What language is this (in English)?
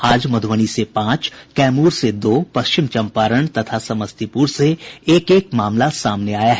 Hindi